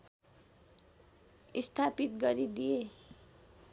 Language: Nepali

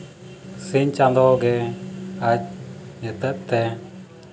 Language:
Santali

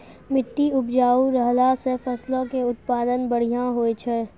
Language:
Maithili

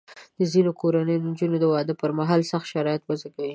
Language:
Pashto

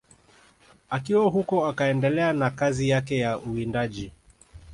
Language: Swahili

